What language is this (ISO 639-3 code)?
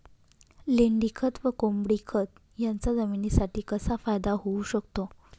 mar